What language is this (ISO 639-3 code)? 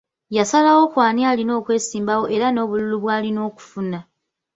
lug